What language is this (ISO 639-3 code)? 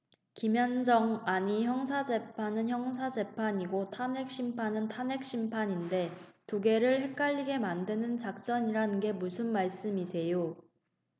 kor